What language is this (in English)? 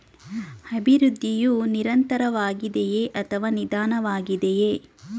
Kannada